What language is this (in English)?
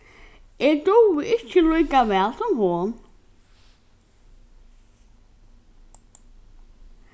Faroese